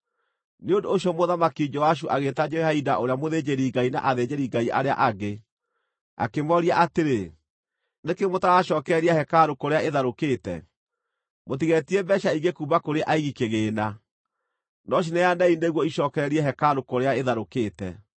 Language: Kikuyu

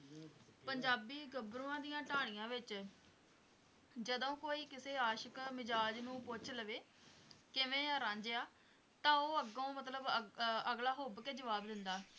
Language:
Punjabi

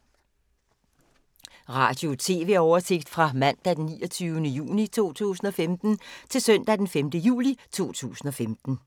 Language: Danish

